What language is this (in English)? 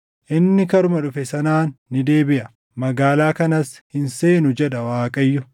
Oromo